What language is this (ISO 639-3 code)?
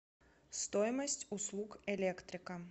rus